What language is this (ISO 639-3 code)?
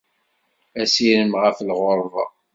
kab